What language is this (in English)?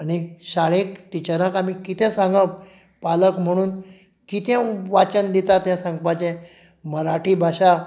Konkani